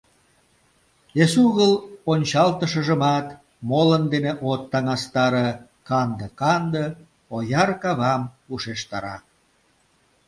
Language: Mari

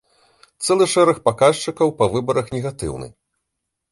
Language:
Belarusian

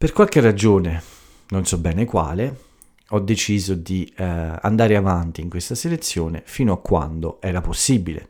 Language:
Italian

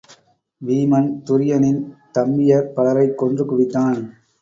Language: Tamil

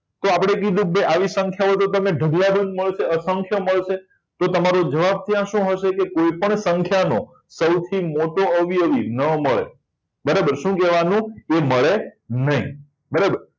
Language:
Gujarati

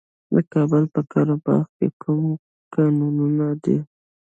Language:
Pashto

